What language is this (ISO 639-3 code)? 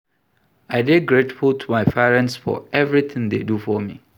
pcm